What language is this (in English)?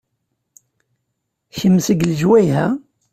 Kabyle